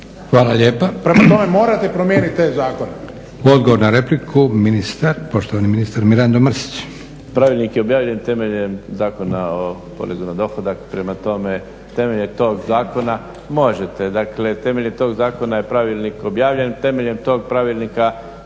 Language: Croatian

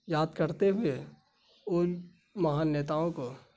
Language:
Urdu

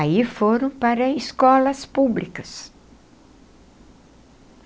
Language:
Portuguese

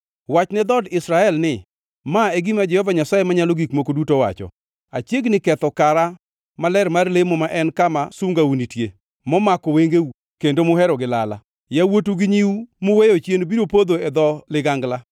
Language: Luo (Kenya and Tanzania)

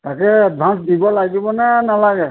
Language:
Assamese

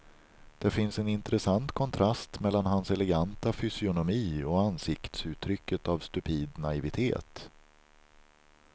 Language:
Swedish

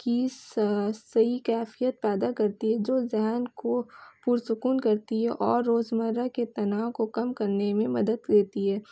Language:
Urdu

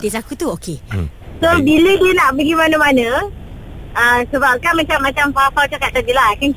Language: Malay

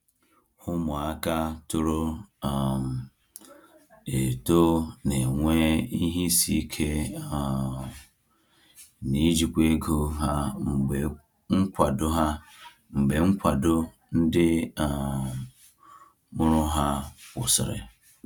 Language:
Igbo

